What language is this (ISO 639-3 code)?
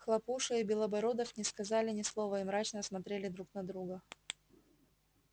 rus